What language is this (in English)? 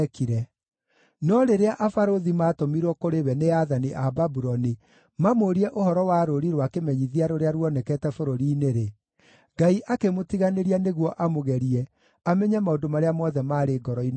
Kikuyu